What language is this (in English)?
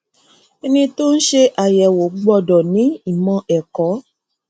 Yoruba